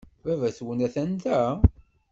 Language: Kabyle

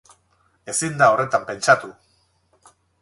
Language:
Basque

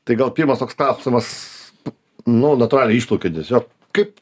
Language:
Lithuanian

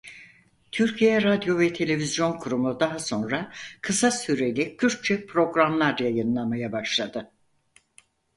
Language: Turkish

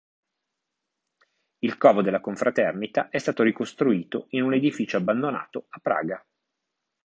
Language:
Italian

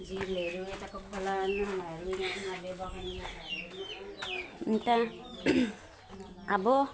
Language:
Nepali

